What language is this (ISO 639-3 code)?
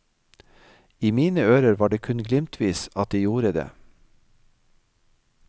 nor